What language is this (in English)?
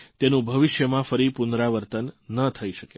Gujarati